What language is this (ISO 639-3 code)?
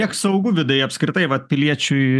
lit